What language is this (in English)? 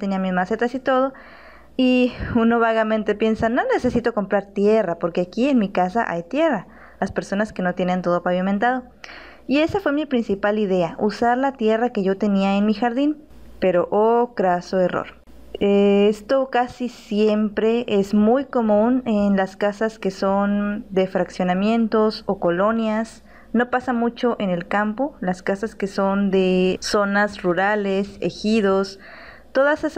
Spanish